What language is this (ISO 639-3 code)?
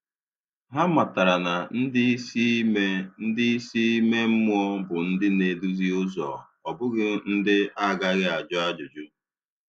ibo